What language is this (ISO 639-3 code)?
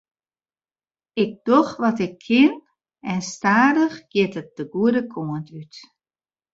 fry